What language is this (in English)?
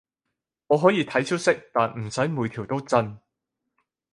Cantonese